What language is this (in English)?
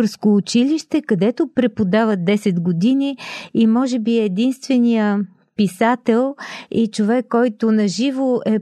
Bulgarian